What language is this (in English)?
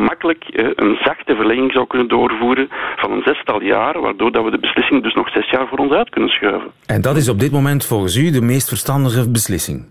Dutch